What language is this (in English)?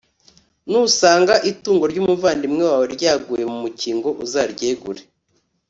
Kinyarwanda